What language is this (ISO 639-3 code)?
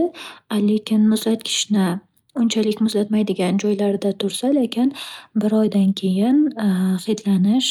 uzb